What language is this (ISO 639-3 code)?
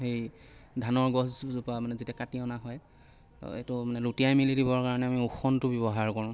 asm